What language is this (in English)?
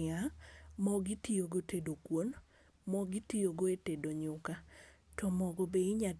Luo (Kenya and Tanzania)